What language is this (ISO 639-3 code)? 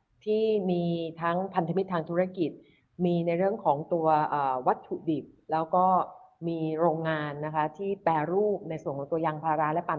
tha